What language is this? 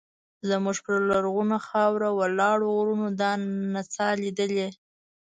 Pashto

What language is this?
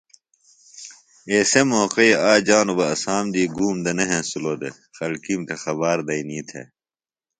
Phalura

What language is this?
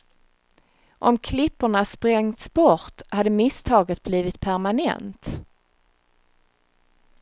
Swedish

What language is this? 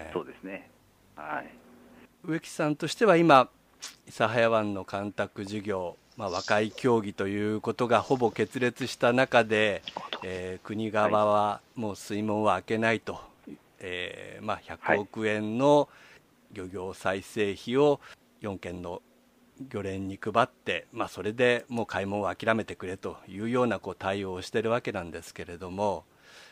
Japanese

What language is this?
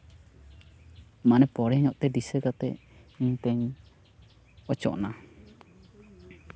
Santali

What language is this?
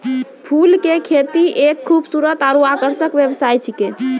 Maithili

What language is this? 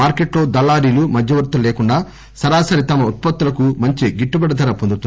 Telugu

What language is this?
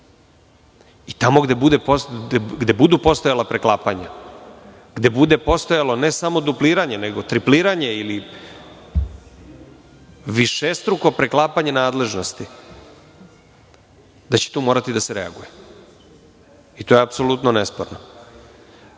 Serbian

